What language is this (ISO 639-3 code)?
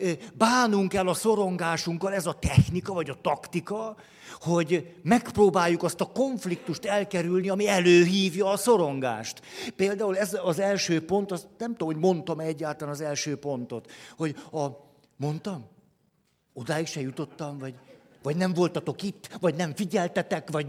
hun